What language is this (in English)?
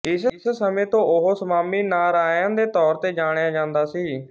Punjabi